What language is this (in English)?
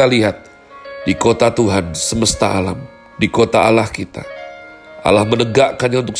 Indonesian